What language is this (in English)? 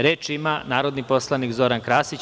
Serbian